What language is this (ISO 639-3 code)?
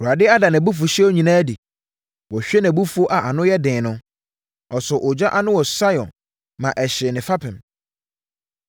aka